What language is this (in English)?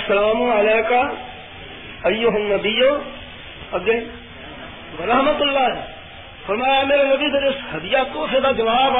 Urdu